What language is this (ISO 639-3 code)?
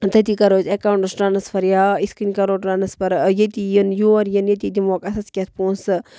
kas